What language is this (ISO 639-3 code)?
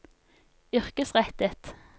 nor